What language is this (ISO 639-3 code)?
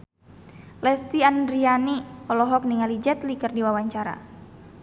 sun